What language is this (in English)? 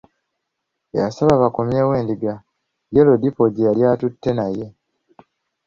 Ganda